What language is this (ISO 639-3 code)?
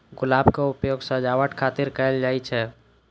mai